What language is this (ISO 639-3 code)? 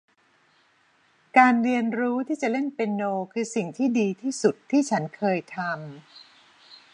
tha